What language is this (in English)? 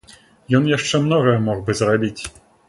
Belarusian